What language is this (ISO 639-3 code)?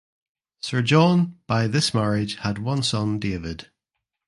eng